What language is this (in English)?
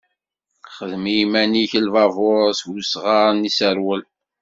Kabyle